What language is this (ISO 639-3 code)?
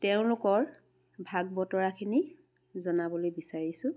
asm